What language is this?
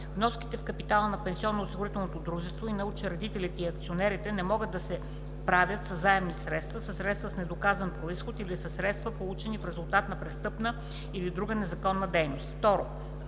Bulgarian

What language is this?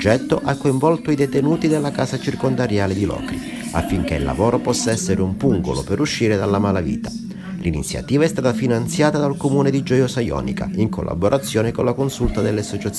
Italian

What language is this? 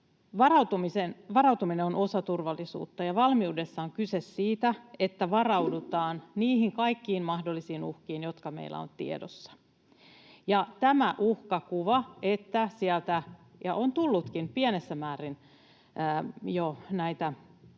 Finnish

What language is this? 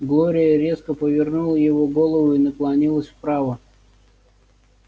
Russian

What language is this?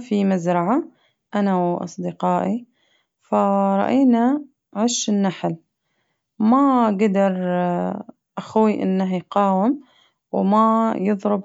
Najdi Arabic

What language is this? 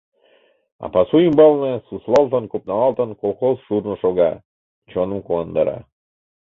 Mari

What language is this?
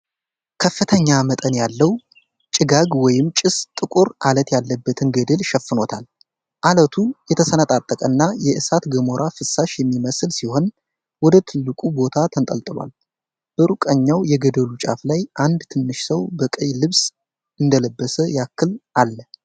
Amharic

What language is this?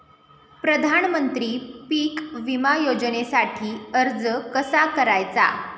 Marathi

